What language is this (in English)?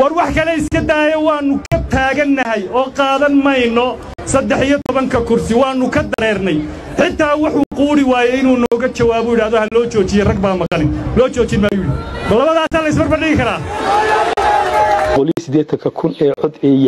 Arabic